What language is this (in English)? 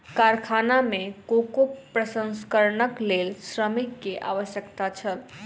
Maithili